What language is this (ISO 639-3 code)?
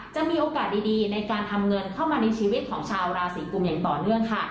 tha